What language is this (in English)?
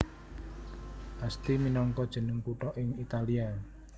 Javanese